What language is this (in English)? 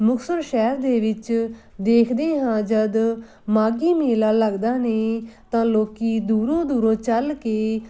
Punjabi